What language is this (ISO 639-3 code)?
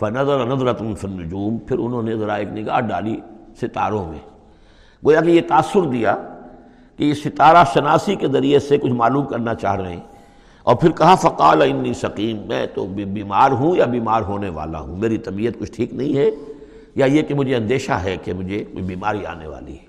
urd